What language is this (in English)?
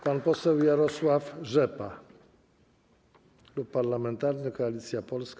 Polish